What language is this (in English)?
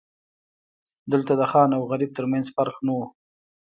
Pashto